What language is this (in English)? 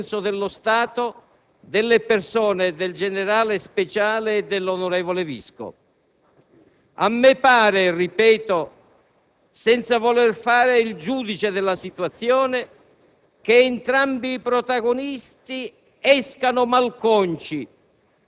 Italian